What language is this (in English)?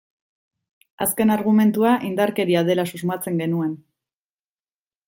Basque